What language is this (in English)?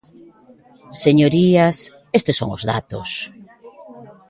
Galician